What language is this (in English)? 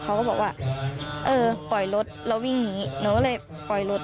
Thai